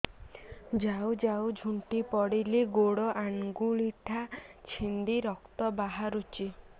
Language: Odia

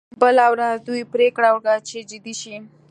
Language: Pashto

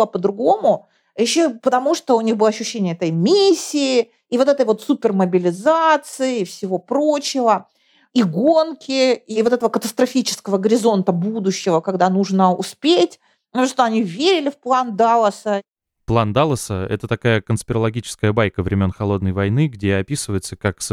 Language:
Russian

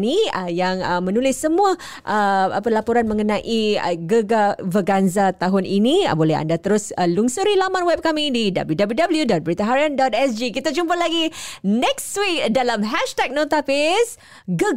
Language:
Malay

